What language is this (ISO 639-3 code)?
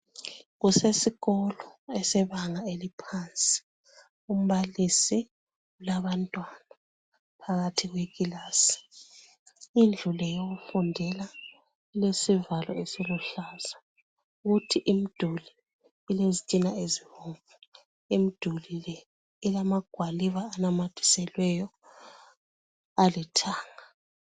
nde